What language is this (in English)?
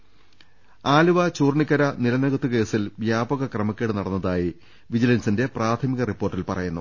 Malayalam